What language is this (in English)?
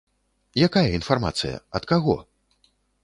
Belarusian